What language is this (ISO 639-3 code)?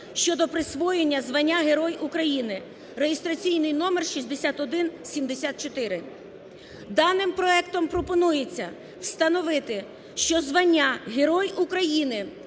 ukr